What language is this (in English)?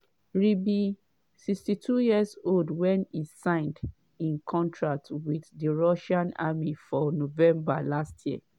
Nigerian Pidgin